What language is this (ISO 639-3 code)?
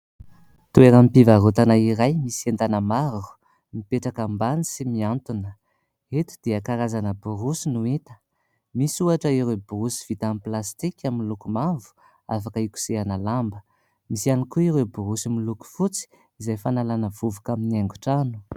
mlg